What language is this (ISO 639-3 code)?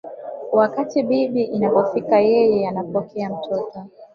swa